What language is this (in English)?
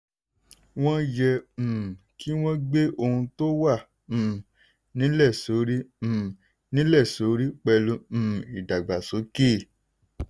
Yoruba